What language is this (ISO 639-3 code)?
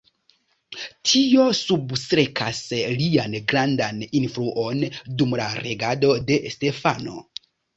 epo